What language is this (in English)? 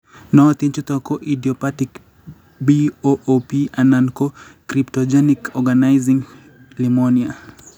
Kalenjin